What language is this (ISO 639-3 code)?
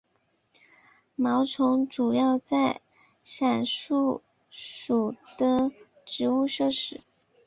zho